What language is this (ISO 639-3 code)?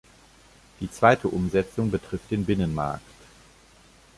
deu